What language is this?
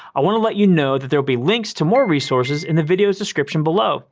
English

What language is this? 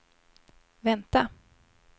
Swedish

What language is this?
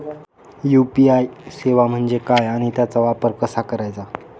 Marathi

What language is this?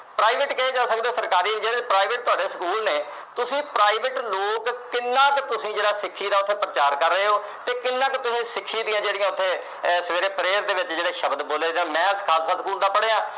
Punjabi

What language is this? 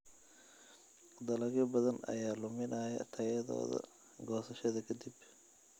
Somali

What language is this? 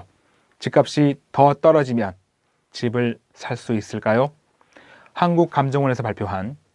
Korean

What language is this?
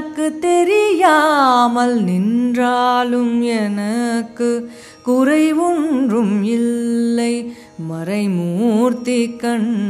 Telugu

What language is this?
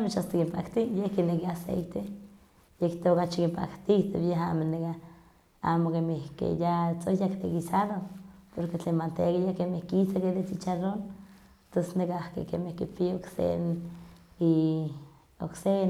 Huaxcaleca Nahuatl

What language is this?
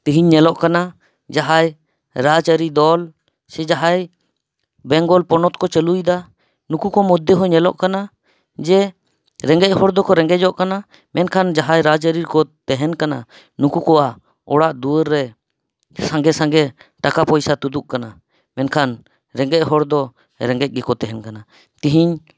Santali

